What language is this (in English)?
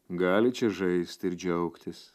Lithuanian